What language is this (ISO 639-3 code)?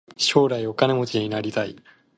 jpn